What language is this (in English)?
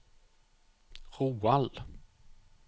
Norwegian